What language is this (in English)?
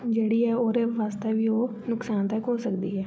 Dogri